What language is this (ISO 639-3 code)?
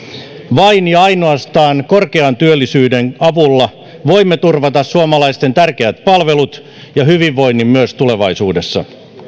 fin